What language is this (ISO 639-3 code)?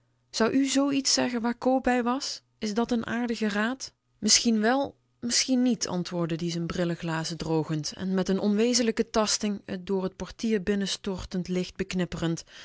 nld